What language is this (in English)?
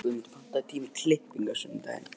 Icelandic